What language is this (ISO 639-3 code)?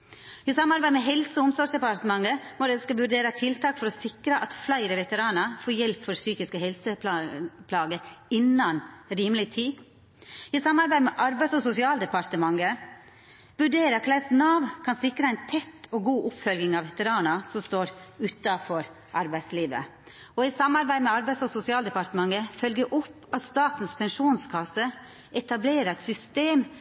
nno